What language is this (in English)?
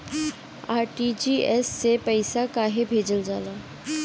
Bhojpuri